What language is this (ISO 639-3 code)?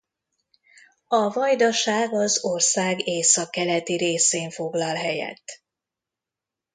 hun